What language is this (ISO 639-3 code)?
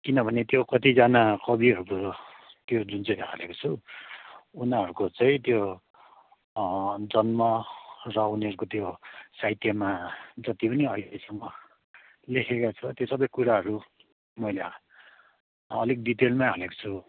nep